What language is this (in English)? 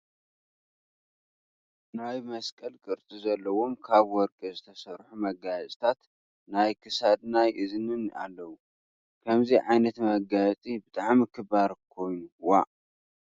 Tigrinya